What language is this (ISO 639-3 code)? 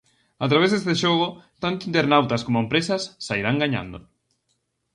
glg